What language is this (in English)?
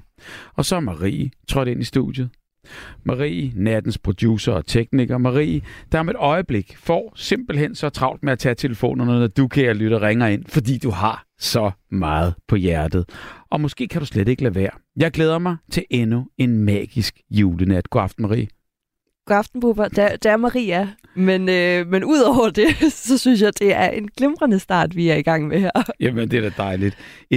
Danish